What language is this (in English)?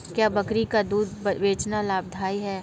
Hindi